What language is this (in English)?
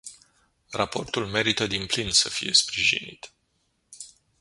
Romanian